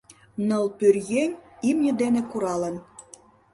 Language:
Mari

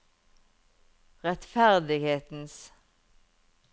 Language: Norwegian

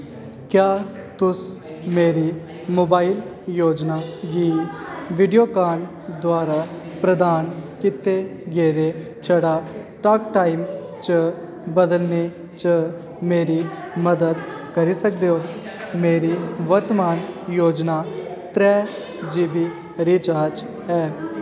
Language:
Dogri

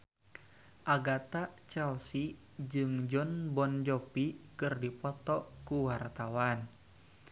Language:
Sundanese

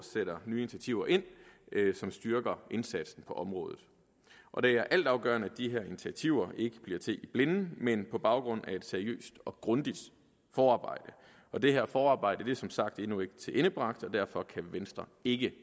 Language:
Danish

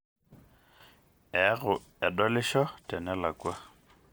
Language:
Masai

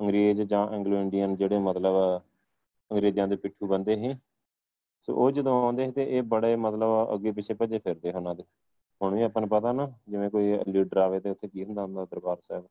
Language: Punjabi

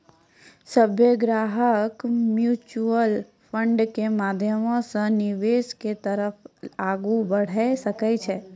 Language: Maithili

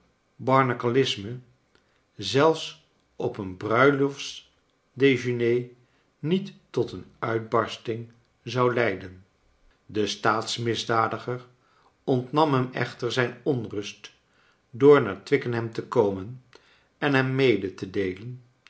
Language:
Dutch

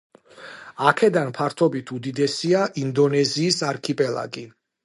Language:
Georgian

